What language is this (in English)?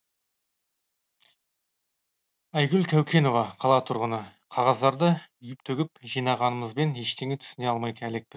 Kazakh